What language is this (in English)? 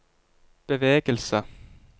Norwegian